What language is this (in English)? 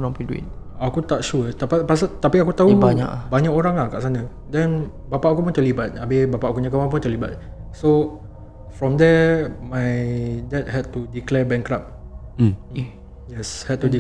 Malay